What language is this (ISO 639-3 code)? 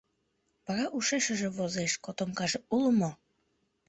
chm